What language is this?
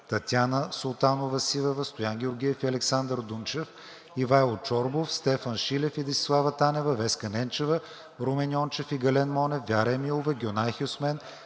Bulgarian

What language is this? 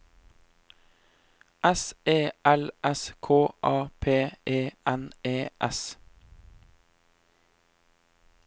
Norwegian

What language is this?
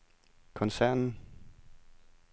Danish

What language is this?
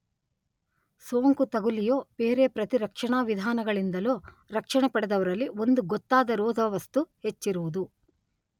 Kannada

